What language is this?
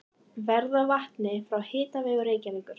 Icelandic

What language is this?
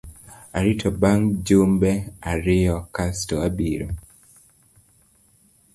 Luo (Kenya and Tanzania)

